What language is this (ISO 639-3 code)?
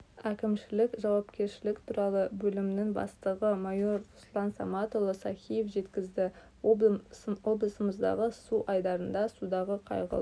kaz